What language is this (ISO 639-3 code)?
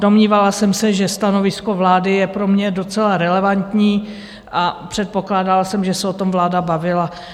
ces